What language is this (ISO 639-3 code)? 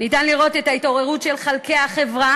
heb